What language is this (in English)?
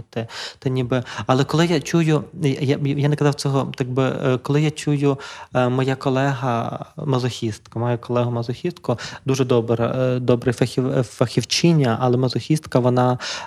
Ukrainian